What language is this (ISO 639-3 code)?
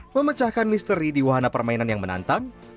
ind